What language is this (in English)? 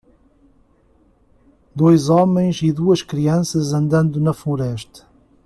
Portuguese